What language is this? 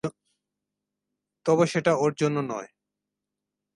Bangla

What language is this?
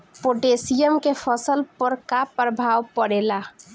Bhojpuri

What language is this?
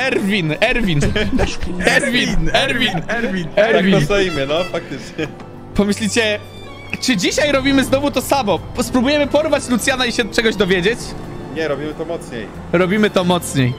Polish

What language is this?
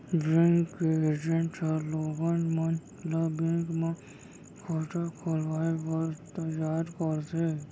Chhattisgarhi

